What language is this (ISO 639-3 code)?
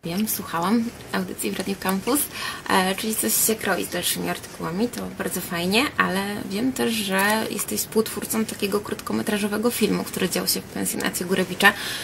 pol